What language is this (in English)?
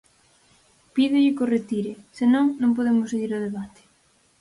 Galician